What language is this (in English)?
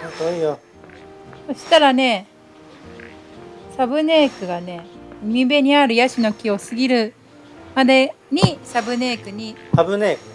Japanese